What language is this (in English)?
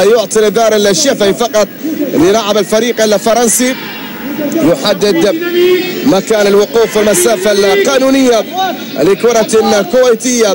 Arabic